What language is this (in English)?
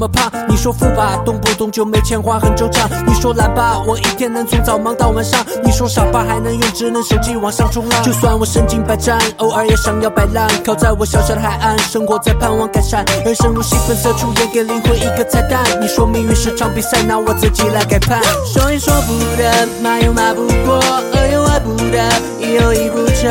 Chinese